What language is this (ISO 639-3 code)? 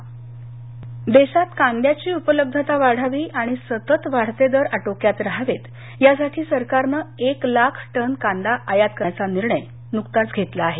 mar